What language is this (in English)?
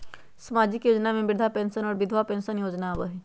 Magahi